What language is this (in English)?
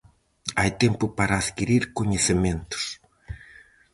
Galician